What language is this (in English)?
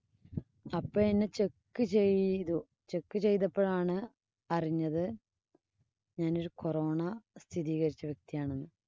Malayalam